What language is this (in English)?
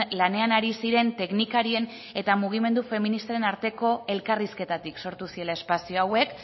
Basque